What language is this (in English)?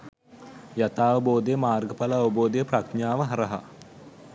Sinhala